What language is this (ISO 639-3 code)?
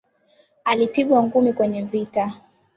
swa